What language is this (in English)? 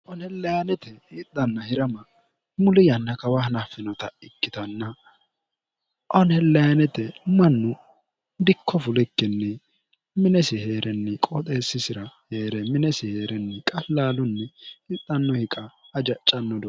Sidamo